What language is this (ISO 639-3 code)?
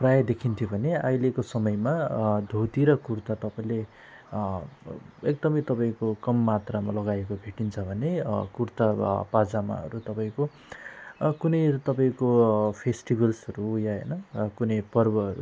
nep